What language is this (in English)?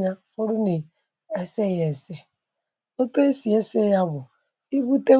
Igbo